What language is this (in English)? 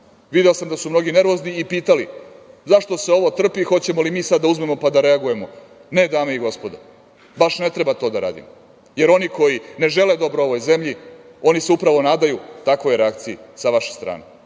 Serbian